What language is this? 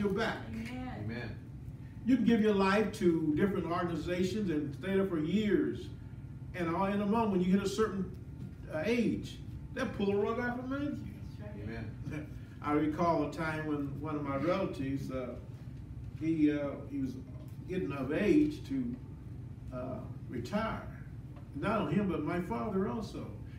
English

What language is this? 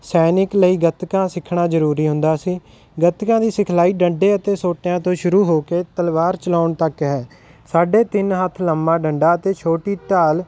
Punjabi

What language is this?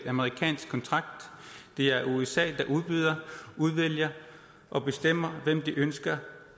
Danish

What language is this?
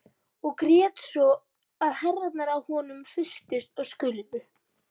Icelandic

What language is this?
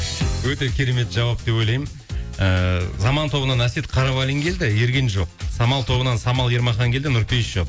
Kazakh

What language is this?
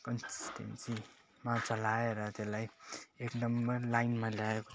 Nepali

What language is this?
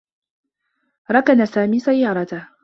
Arabic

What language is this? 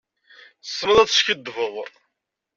Kabyle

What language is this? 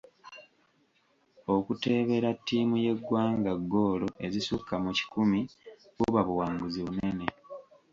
Ganda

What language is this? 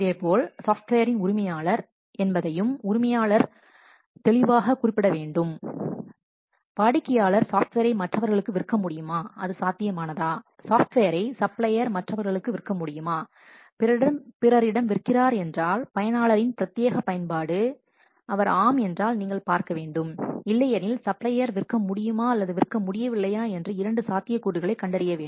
Tamil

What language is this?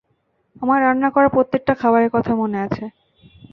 Bangla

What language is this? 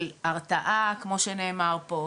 Hebrew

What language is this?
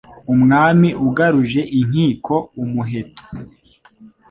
Kinyarwanda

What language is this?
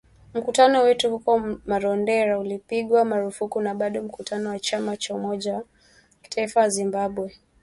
Swahili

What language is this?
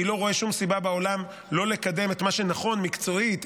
Hebrew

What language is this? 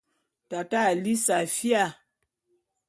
Bulu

